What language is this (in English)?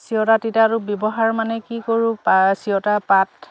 Assamese